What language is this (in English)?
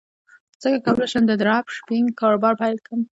Pashto